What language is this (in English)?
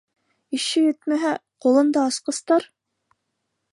Bashkir